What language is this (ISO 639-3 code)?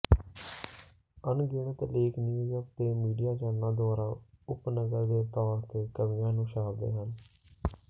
pan